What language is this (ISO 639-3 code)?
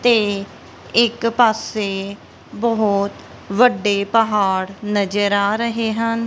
pan